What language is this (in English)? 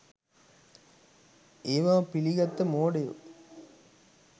Sinhala